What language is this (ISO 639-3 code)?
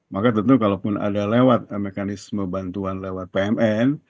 ind